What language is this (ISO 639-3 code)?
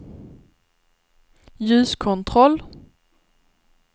swe